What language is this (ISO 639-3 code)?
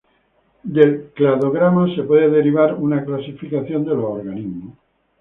spa